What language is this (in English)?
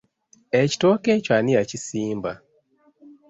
Ganda